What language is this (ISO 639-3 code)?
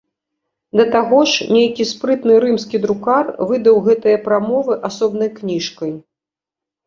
bel